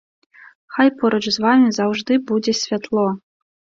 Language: Belarusian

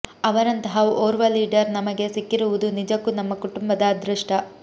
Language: Kannada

